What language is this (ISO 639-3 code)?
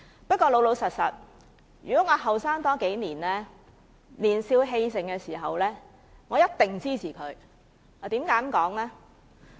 yue